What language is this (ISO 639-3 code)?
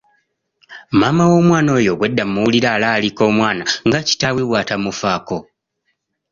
lug